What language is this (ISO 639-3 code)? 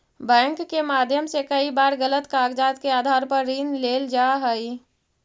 mag